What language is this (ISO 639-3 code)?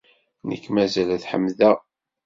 kab